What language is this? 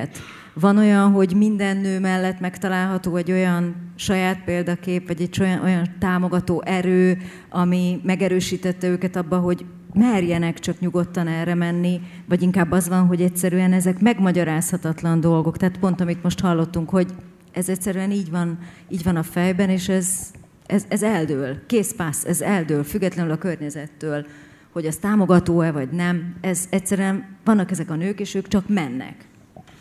Hungarian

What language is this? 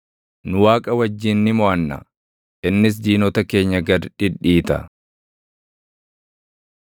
Oromo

